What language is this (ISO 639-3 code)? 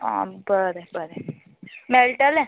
kok